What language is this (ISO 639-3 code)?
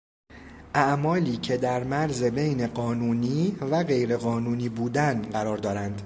fas